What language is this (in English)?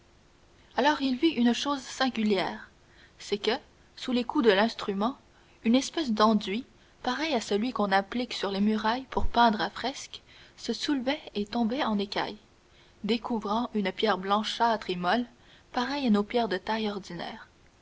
French